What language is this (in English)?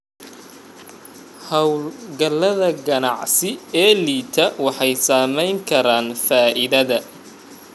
Somali